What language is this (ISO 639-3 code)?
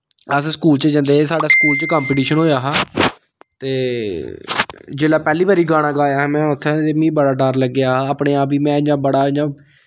doi